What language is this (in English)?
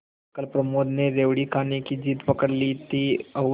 Hindi